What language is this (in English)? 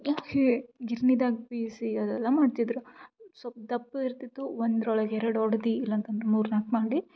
Kannada